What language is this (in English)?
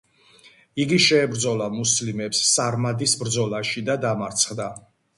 Georgian